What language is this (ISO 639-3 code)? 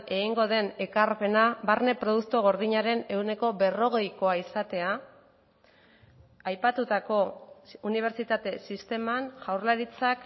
eus